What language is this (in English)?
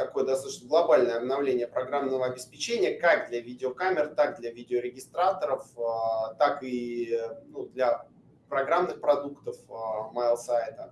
Russian